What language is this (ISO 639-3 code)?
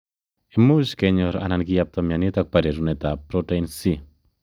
kln